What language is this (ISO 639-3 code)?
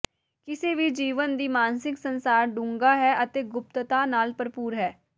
pan